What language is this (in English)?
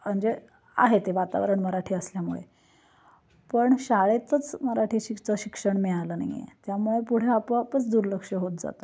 Marathi